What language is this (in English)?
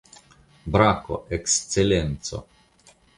Esperanto